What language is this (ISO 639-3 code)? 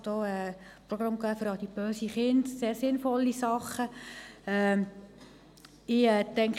gsw